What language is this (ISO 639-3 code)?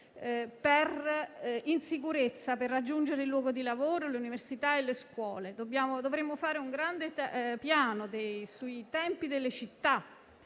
ita